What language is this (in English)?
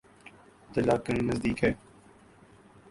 Urdu